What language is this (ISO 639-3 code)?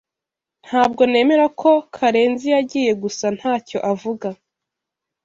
kin